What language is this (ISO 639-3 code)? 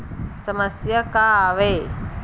hne